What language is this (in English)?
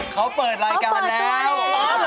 Thai